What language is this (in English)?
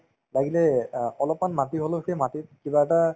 Assamese